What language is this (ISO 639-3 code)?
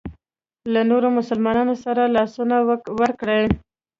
pus